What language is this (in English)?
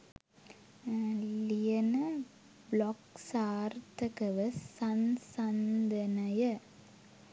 Sinhala